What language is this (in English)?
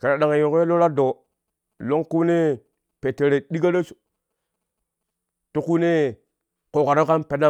Kushi